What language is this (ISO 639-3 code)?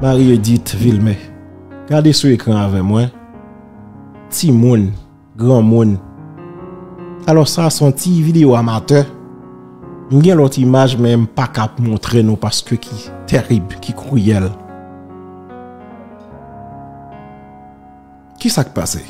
fra